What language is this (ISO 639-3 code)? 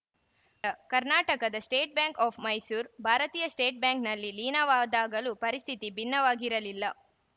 kan